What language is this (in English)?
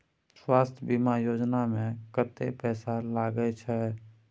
Maithili